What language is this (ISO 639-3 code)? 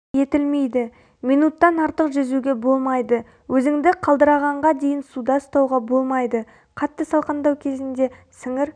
kaz